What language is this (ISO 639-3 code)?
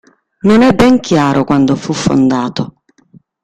ita